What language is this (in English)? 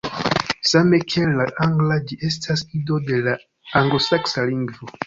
Esperanto